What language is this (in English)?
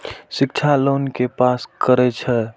Maithili